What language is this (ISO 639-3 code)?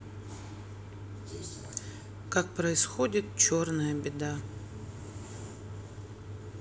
rus